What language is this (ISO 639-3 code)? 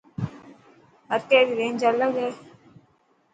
mki